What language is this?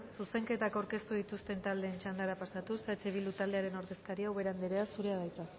Basque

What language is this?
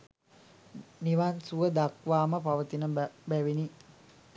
Sinhala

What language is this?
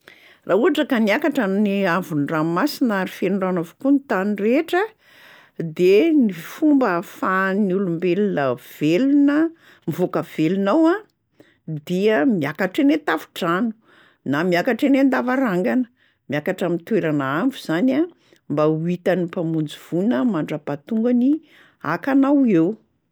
Malagasy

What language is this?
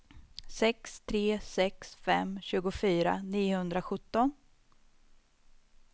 Swedish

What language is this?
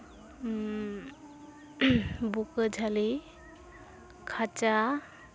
Santali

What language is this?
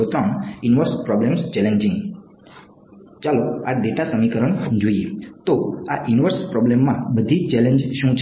Gujarati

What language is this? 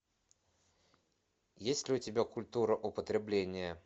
Russian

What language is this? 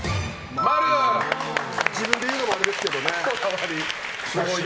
Japanese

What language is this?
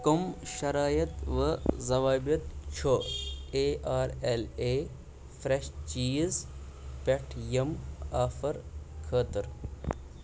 Kashmiri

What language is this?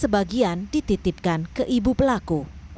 Indonesian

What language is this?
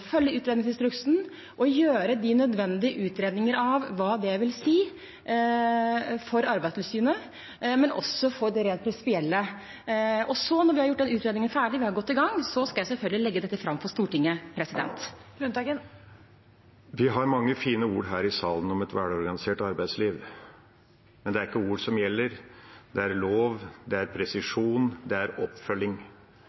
Norwegian Bokmål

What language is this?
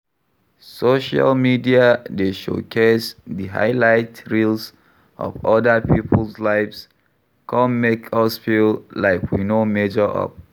Nigerian Pidgin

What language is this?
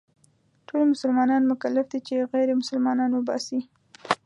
Pashto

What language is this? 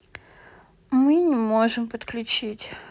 Russian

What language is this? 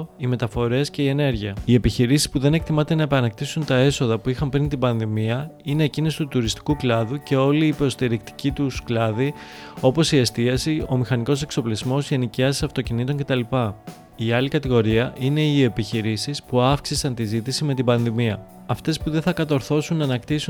Greek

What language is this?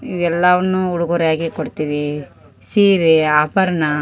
Kannada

